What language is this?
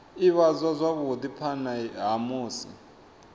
Venda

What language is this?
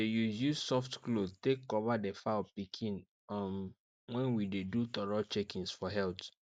Nigerian Pidgin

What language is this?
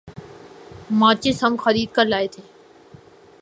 Urdu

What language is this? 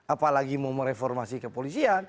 Indonesian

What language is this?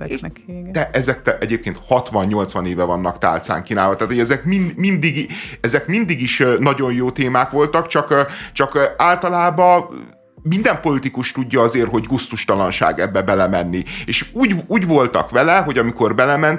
Hungarian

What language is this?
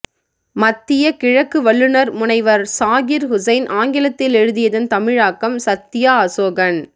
Tamil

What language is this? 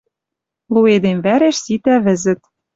Western Mari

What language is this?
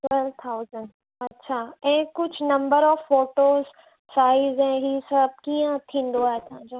Sindhi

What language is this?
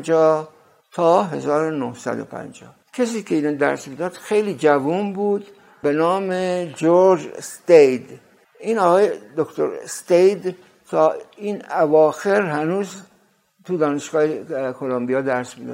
Persian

